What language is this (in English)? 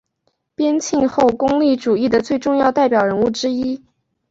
Chinese